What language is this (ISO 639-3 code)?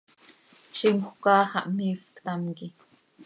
sei